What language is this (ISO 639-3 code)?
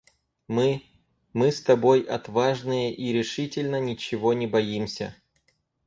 rus